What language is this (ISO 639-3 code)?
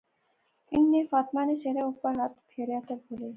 phr